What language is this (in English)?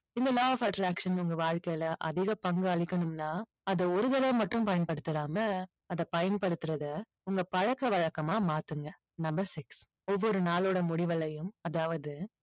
Tamil